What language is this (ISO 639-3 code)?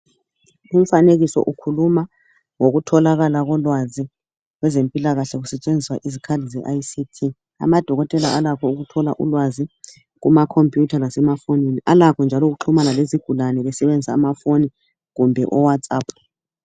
nde